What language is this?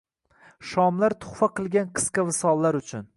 Uzbek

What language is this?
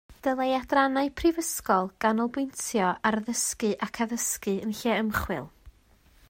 Welsh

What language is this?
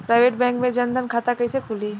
Bhojpuri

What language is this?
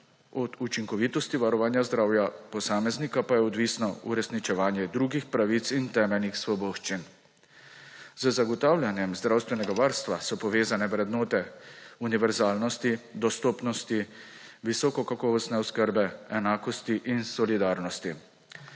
Slovenian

